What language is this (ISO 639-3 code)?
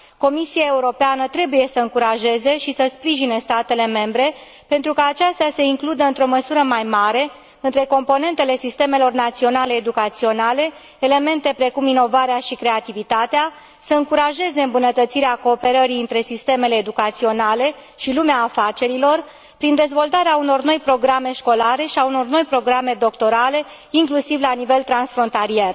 ron